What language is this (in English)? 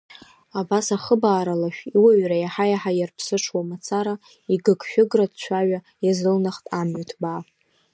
Abkhazian